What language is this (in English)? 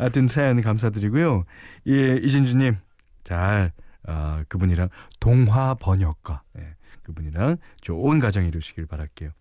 Korean